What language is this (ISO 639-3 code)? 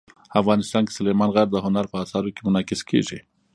pus